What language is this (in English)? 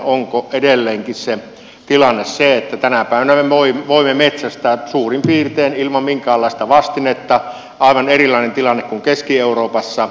Finnish